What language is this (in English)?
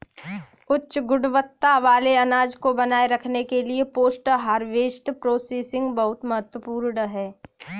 Hindi